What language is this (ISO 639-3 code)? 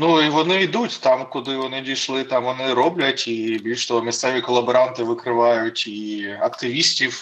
ukr